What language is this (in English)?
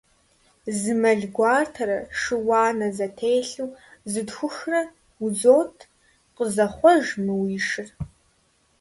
Kabardian